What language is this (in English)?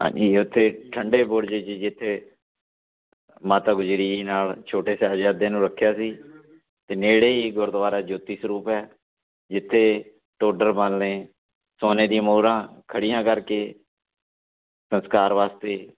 Punjabi